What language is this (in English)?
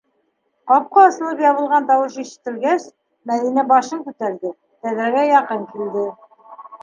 Bashkir